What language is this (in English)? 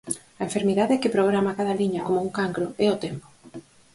Galician